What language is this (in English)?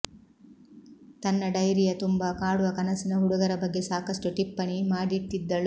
Kannada